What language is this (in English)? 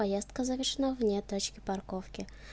Russian